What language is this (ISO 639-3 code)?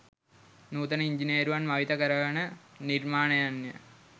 sin